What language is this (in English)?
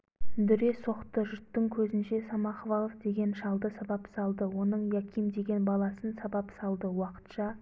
Kazakh